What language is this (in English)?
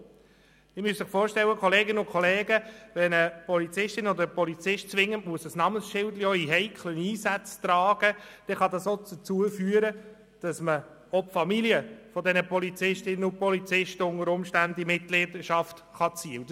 Swiss German